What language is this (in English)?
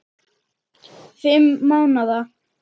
Icelandic